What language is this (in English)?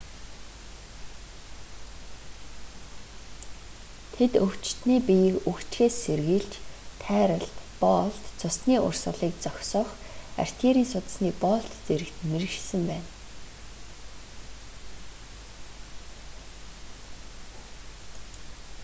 Mongolian